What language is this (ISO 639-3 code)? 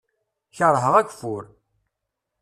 kab